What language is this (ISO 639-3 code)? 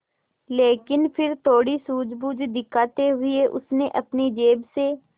hin